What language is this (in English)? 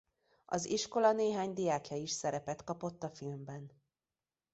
Hungarian